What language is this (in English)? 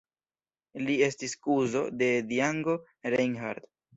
Esperanto